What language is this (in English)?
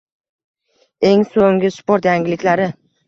Uzbek